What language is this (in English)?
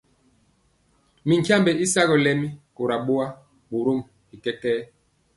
Mpiemo